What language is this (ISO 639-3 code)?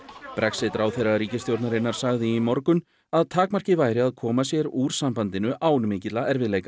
isl